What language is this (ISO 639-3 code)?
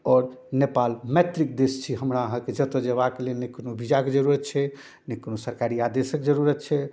mai